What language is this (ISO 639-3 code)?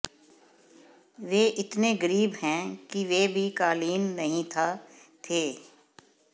hin